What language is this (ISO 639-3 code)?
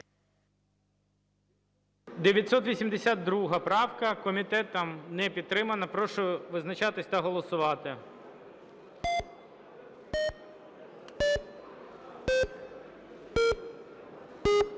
ukr